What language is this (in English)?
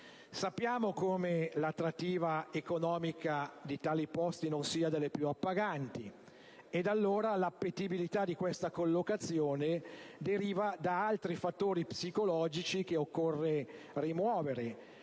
Italian